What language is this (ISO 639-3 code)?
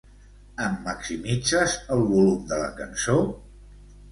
cat